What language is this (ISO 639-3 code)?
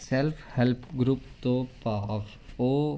pan